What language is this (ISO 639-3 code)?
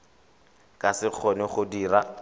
tsn